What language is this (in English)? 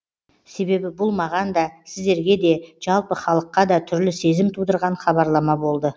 Kazakh